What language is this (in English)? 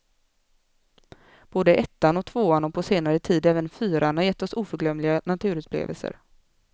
Swedish